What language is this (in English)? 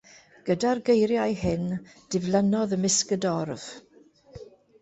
Welsh